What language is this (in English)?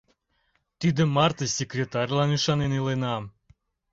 Mari